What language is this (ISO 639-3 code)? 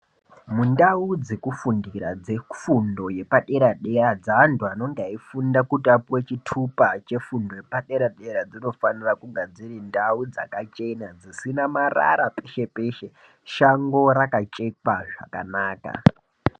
ndc